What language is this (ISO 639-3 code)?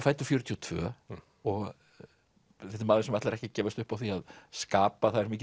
isl